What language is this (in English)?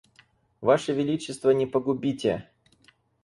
Russian